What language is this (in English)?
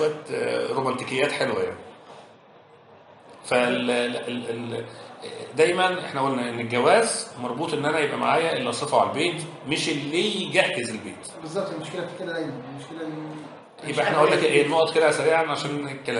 Arabic